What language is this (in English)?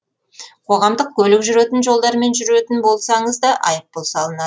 Kazakh